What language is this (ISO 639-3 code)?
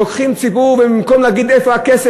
heb